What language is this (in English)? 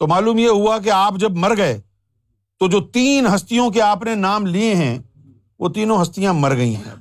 Urdu